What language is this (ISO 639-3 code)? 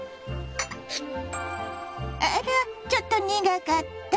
jpn